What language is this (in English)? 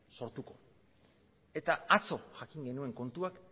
Basque